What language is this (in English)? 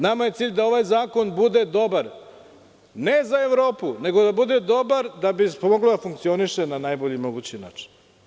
Serbian